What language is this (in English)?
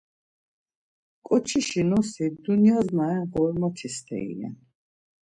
Laz